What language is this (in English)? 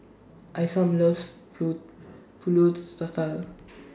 English